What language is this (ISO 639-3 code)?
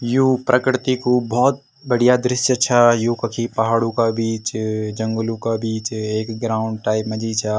gbm